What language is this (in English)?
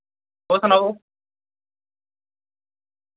Dogri